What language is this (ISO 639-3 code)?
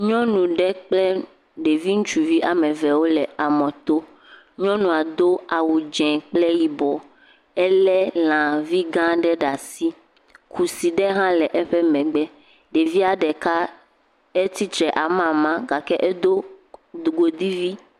ewe